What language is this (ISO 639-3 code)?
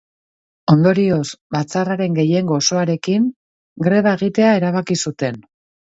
eus